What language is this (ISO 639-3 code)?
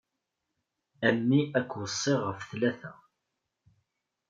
kab